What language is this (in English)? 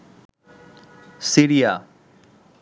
Bangla